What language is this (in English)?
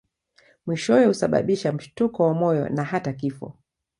Swahili